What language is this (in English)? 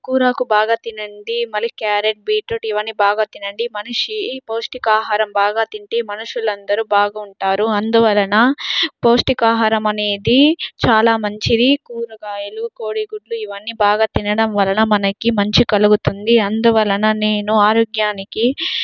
Telugu